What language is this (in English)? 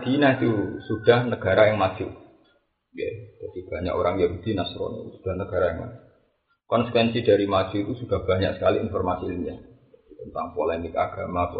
Indonesian